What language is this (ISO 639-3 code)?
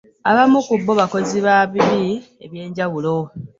lug